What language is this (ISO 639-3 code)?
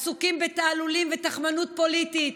heb